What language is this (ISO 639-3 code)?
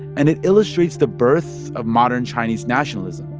eng